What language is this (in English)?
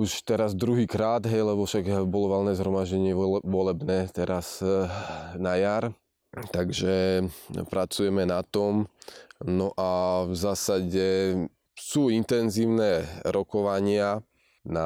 Slovak